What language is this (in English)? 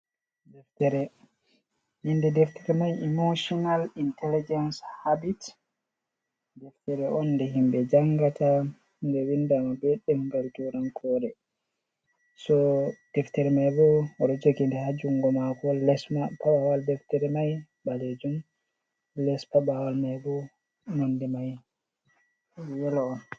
Fula